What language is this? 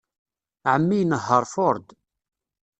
Kabyle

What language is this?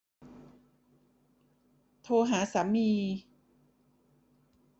Thai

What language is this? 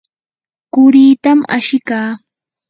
Yanahuanca Pasco Quechua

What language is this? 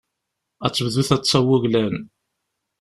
Kabyle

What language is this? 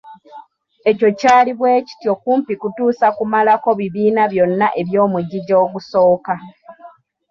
Ganda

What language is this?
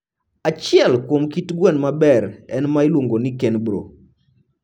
Luo (Kenya and Tanzania)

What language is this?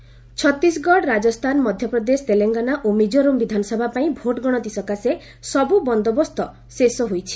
Odia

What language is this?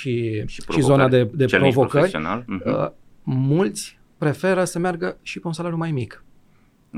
Romanian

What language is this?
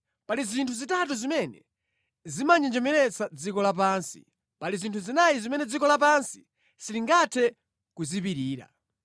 Nyanja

